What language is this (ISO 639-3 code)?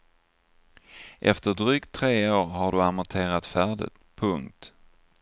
swe